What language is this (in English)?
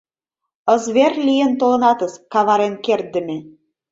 Mari